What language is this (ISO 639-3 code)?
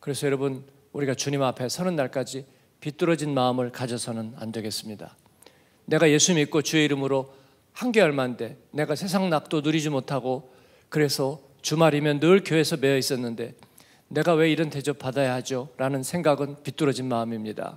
kor